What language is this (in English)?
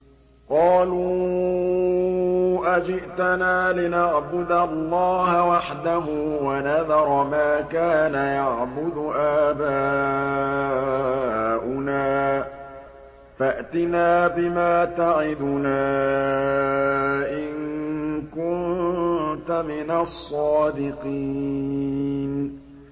Arabic